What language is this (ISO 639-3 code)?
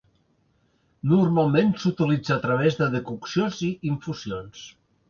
cat